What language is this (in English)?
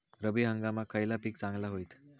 Marathi